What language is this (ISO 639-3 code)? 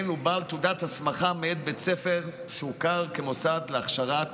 heb